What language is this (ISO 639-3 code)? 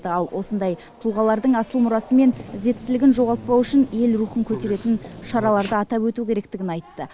kaz